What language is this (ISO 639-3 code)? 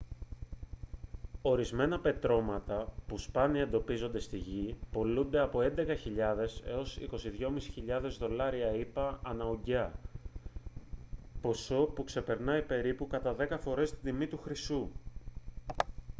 ell